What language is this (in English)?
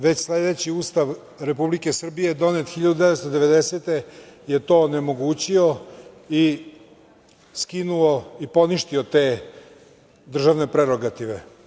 Serbian